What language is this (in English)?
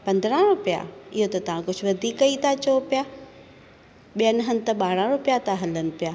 Sindhi